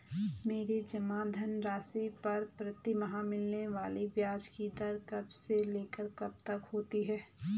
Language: Hindi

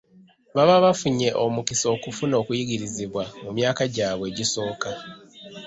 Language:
Ganda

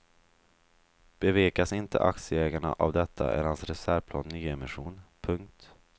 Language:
Swedish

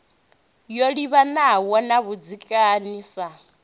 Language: Venda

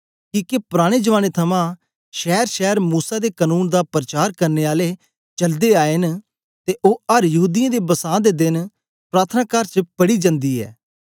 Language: Dogri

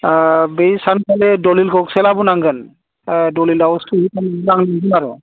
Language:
Bodo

